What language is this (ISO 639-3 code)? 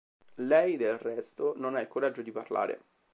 ita